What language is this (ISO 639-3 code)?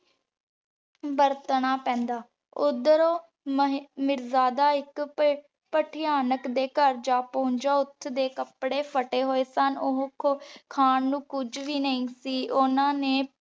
pan